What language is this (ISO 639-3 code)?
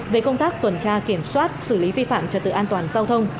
vie